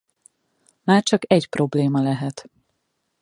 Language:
Hungarian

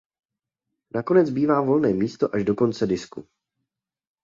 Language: Czech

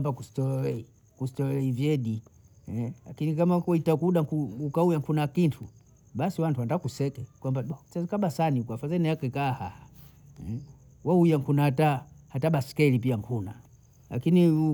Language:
Bondei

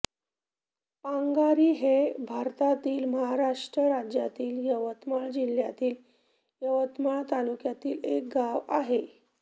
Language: Marathi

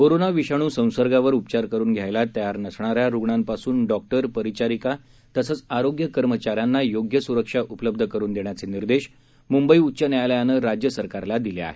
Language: Marathi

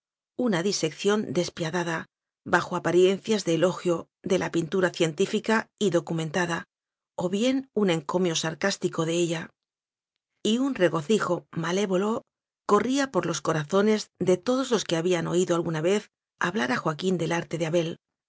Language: Spanish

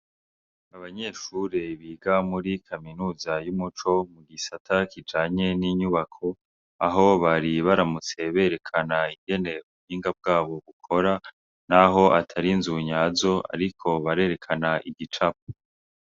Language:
Rundi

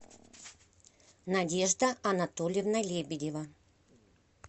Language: Russian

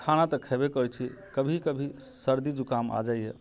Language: Maithili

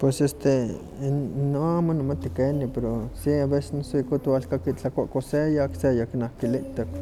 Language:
Huaxcaleca Nahuatl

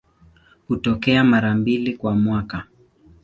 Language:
Swahili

